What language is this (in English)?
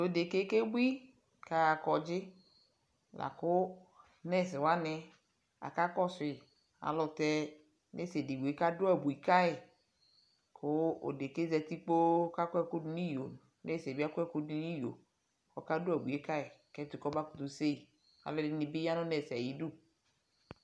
Ikposo